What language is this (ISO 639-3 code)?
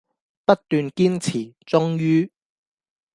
yue